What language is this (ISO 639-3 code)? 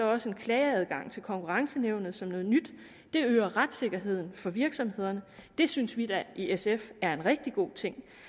dan